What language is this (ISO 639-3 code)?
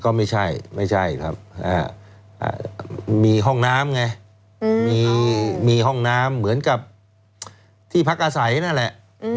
tha